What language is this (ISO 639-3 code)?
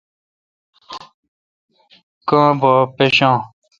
xka